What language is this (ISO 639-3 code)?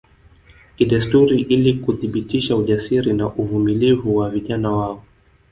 swa